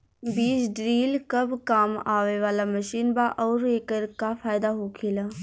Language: Bhojpuri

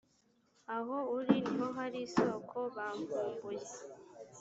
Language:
Kinyarwanda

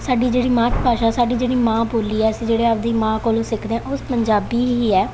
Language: Punjabi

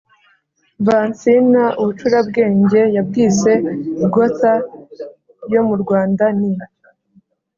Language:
Kinyarwanda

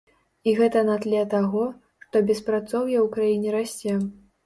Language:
Belarusian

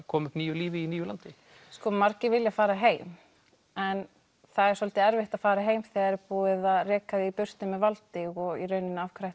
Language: Icelandic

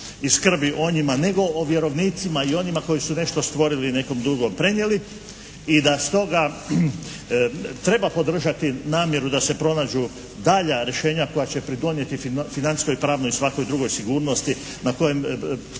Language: Croatian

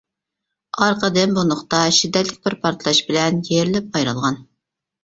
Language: Uyghur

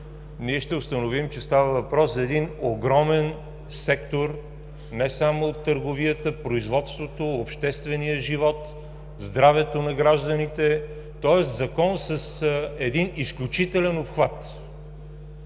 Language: Bulgarian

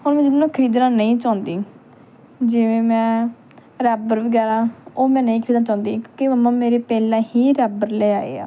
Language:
Punjabi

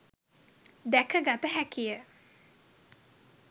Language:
Sinhala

